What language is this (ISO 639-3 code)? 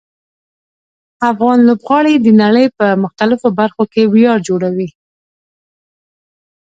pus